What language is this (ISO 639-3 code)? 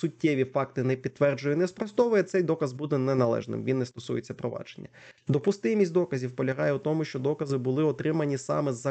ukr